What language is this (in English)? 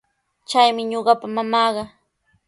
Sihuas Ancash Quechua